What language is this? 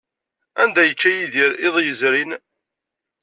Kabyle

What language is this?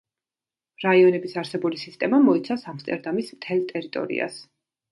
Georgian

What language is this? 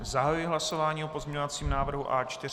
Czech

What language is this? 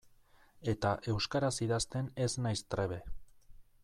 Basque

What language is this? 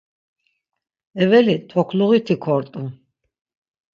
Laz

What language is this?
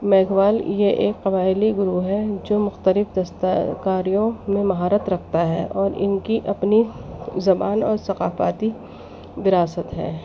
Urdu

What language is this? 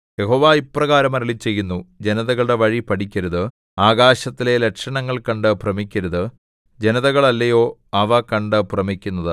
Malayalam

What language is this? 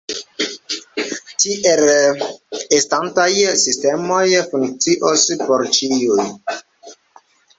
Esperanto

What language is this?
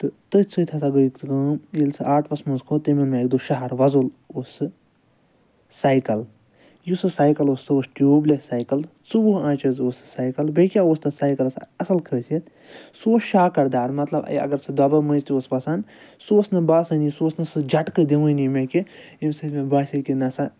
Kashmiri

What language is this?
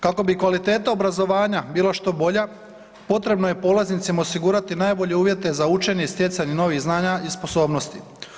Croatian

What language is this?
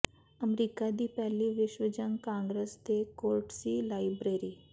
Punjabi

